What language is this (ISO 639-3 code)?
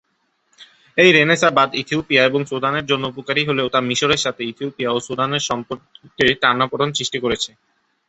ben